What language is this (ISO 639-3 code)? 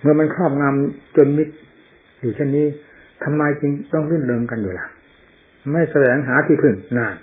tha